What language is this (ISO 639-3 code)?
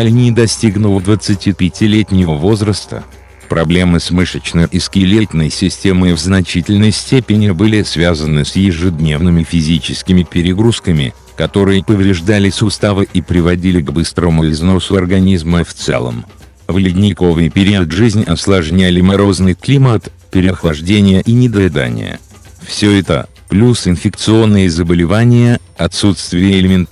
rus